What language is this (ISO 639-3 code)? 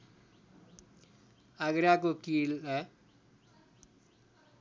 nep